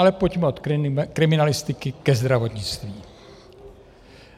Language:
Czech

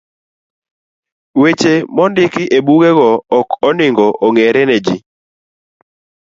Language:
Luo (Kenya and Tanzania)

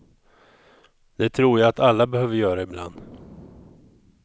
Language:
Swedish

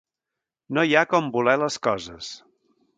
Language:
Catalan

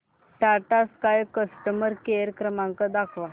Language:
Marathi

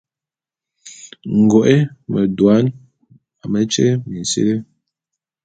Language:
Bulu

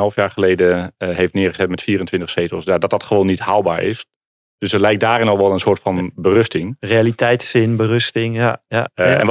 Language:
Dutch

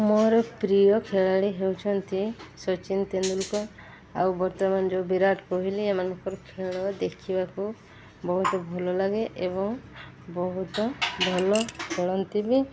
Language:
Odia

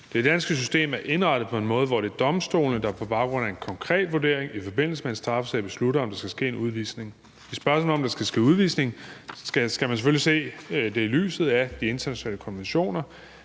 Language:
Danish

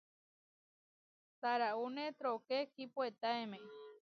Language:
Huarijio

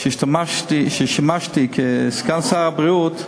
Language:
Hebrew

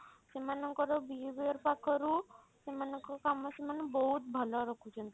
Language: Odia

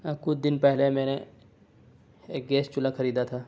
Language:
Urdu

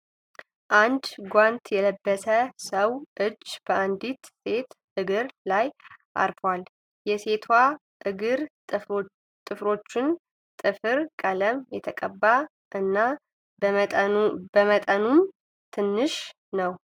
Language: Amharic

